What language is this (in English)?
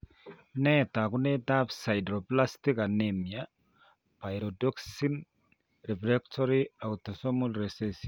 Kalenjin